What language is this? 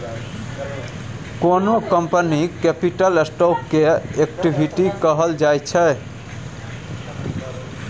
Maithili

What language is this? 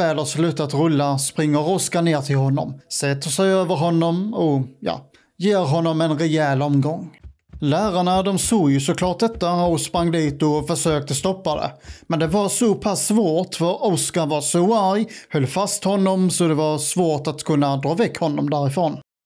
Swedish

